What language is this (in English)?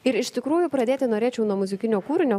Lithuanian